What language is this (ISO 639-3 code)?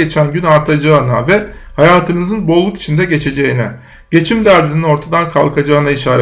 tur